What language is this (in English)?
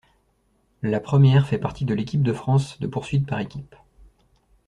French